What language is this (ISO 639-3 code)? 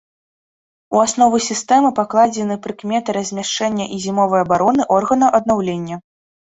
bel